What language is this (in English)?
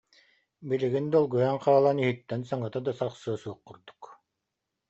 Yakut